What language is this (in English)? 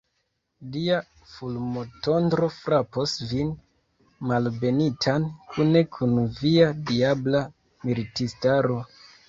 Esperanto